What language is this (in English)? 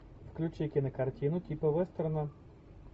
Russian